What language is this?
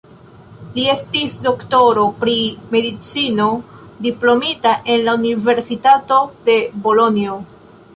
Esperanto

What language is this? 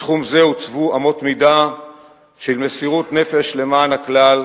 Hebrew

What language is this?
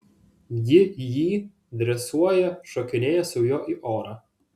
Lithuanian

